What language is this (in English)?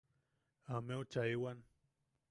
Yaqui